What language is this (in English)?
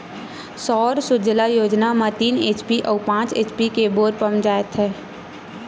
Chhattisgarhi